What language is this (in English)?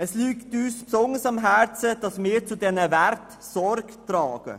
Swiss German